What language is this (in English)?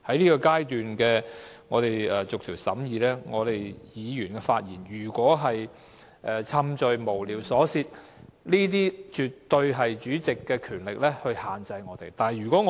Cantonese